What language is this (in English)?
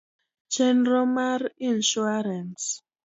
Luo (Kenya and Tanzania)